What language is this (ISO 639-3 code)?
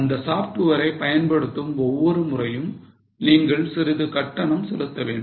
tam